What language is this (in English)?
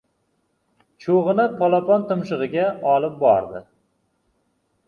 Uzbek